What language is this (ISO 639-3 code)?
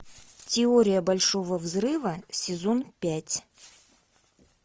rus